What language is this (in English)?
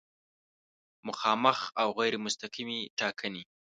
Pashto